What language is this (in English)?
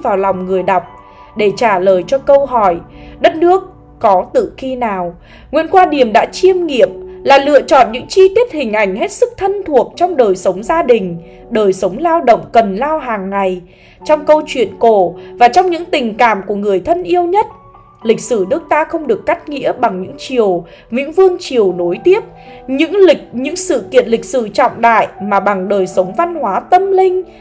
Vietnamese